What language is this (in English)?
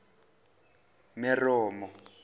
Zulu